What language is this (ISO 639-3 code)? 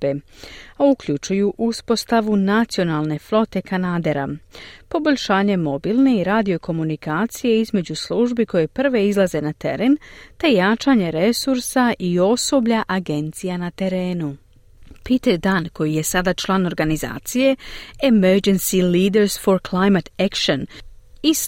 hrv